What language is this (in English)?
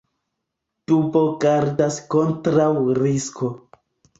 Esperanto